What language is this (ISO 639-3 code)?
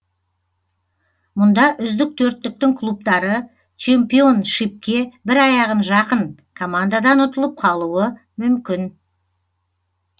kaz